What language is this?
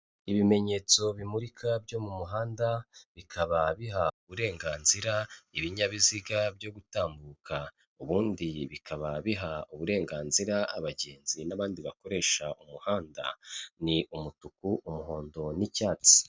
Kinyarwanda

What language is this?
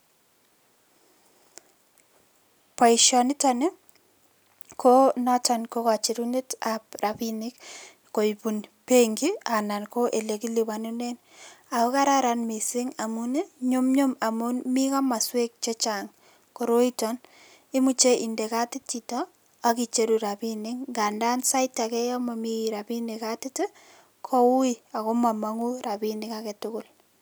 Kalenjin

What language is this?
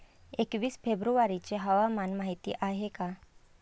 Marathi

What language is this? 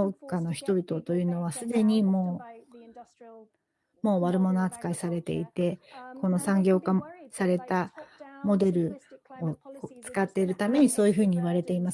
Japanese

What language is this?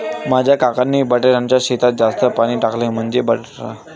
Marathi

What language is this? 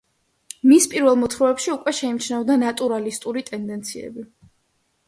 Georgian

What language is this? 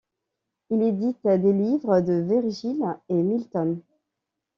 French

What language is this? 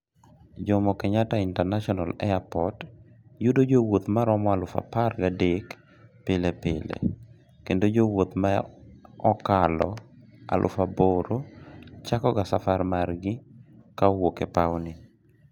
Luo (Kenya and Tanzania)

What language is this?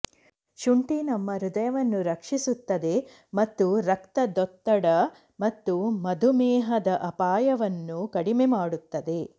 Kannada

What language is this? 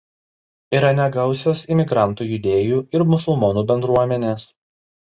Lithuanian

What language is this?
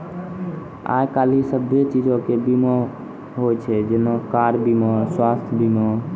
Maithili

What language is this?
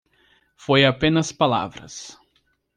Portuguese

